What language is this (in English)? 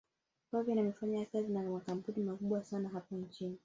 Swahili